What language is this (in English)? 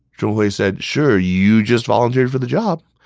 English